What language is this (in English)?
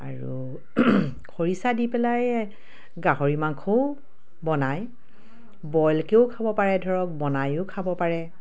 Assamese